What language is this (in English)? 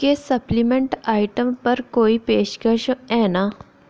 Dogri